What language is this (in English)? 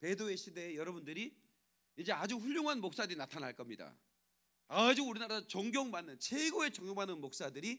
Korean